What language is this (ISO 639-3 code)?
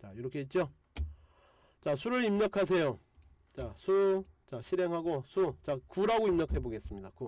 kor